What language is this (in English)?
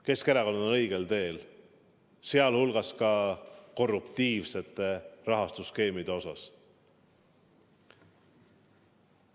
Estonian